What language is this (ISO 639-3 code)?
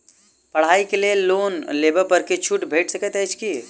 mai